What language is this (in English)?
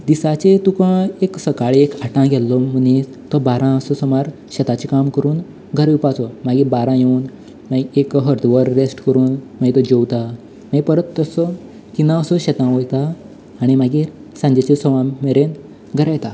Konkani